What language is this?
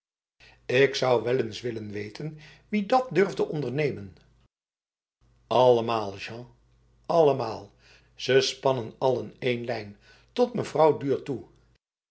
Dutch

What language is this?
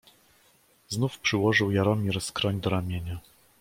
Polish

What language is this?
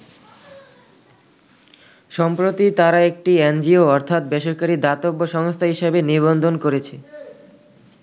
Bangla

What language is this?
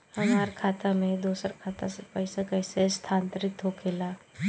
Bhojpuri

